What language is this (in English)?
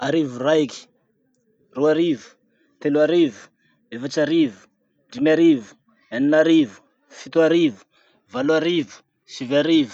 Masikoro Malagasy